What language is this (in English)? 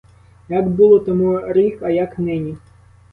Ukrainian